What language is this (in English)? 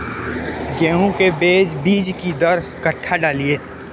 Maithili